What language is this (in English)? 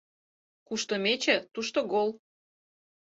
Mari